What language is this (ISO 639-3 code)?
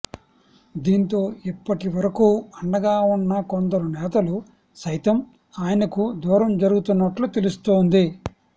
tel